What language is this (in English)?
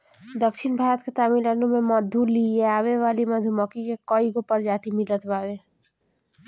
Bhojpuri